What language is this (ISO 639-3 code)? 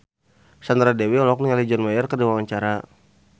sun